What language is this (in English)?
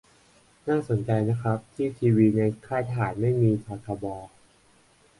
Thai